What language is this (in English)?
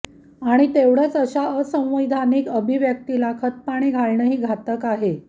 Marathi